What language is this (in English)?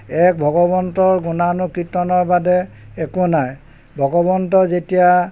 Assamese